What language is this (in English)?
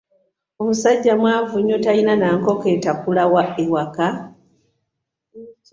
Ganda